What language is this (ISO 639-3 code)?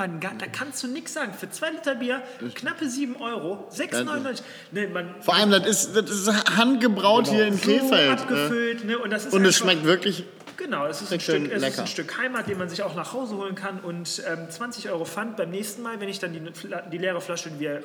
deu